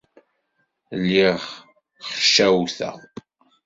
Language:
Kabyle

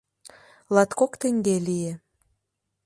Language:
Mari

